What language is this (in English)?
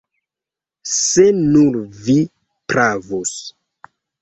Esperanto